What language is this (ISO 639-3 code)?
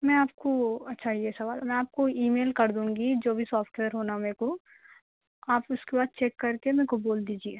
urd